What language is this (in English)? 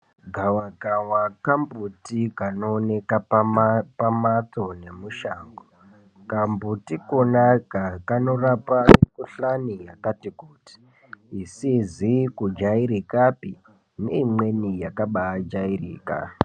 Ndau